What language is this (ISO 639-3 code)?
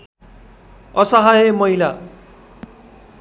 nep